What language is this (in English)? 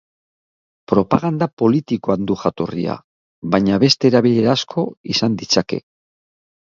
Basque